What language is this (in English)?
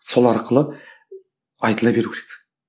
Kazakh